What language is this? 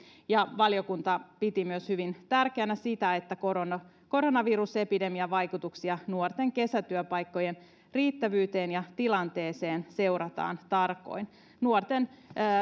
Finnish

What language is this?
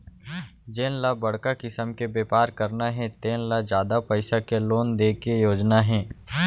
Chhattisgarhi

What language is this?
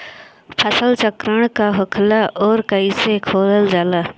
Bhojpuri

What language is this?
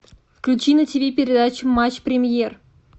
Russian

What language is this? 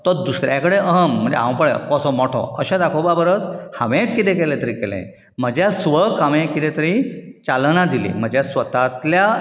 Konkani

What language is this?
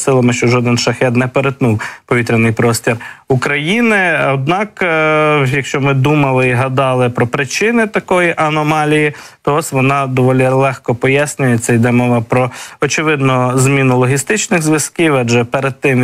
Ukrainian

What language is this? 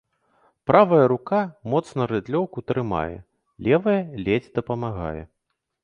Belarusian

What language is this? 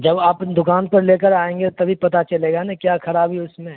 Urdu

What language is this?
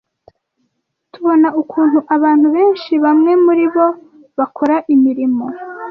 Kinyarwanda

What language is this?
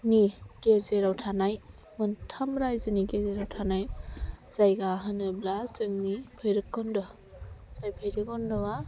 Bodo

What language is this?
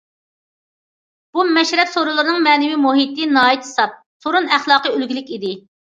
Uyghur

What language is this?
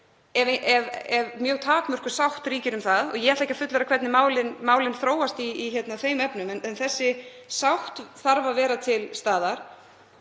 Icelandic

